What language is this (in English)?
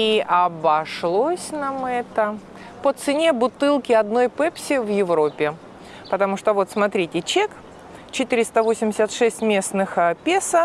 Russian